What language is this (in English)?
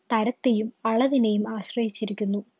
Malayalam